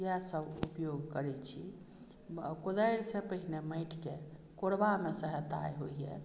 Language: Maithili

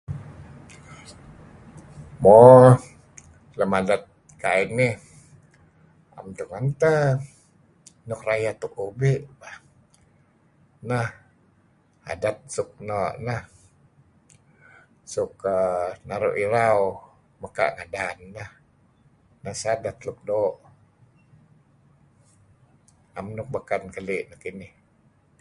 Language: Kelabit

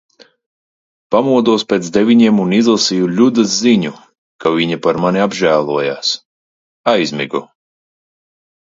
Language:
Latvian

